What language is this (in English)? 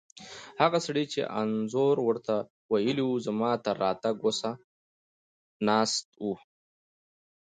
Pashto